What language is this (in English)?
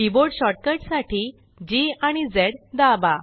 Marathi